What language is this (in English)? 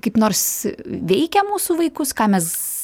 Lithuanian